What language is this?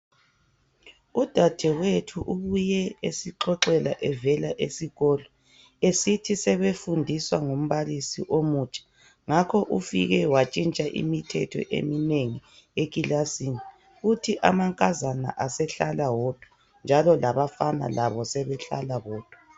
North Ndebele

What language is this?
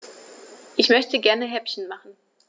German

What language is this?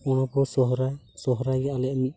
Santali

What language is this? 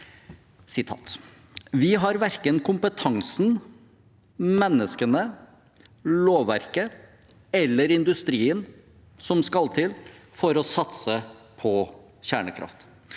Norwegian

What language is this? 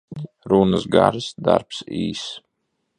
Latvian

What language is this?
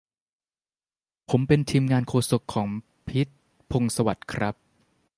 Thai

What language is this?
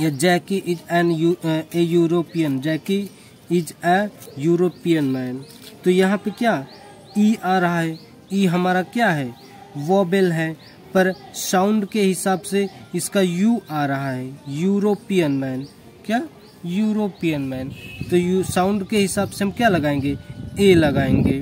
Hindi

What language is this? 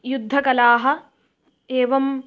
Sanskrit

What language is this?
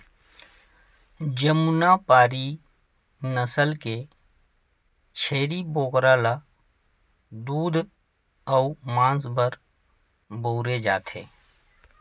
Chhattisgarhi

